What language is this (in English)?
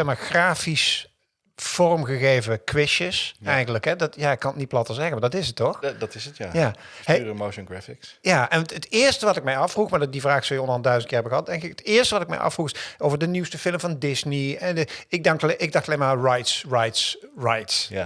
Dutch